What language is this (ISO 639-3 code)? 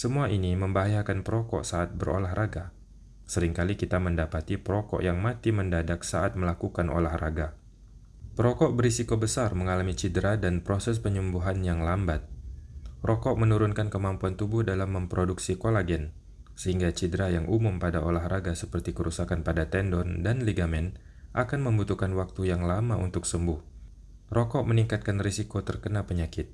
ind